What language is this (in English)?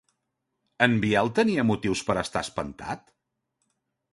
Catalan